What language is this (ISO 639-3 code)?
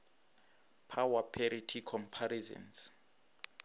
nso